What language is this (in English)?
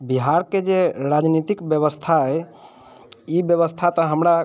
Maithili